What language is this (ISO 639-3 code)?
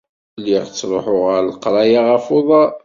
kab